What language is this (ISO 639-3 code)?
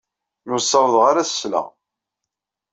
kab